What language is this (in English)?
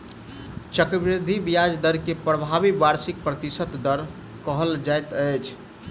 Maithili